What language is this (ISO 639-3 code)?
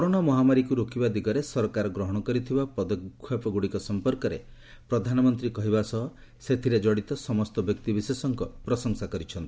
ori